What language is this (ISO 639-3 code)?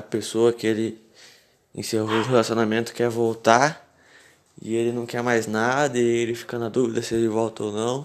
por